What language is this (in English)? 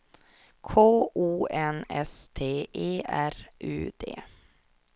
Swedish